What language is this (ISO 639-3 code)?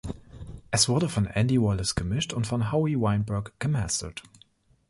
deu